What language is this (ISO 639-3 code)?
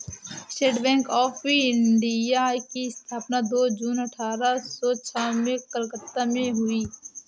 hin